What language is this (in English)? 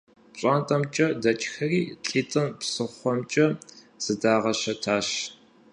Kabardian